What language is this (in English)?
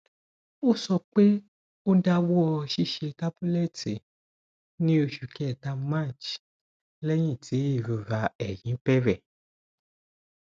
Yoruba